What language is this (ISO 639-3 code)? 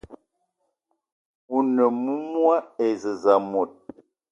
eto